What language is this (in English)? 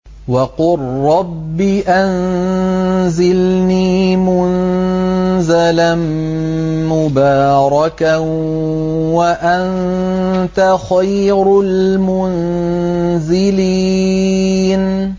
Arabic